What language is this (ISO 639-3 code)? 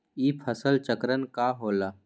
mag